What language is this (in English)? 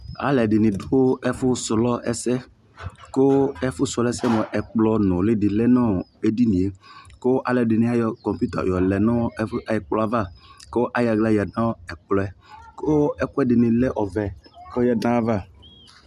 Ikposo